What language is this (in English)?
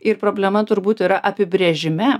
Lithuanian